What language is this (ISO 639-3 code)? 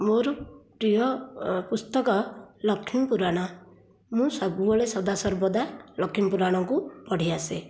ori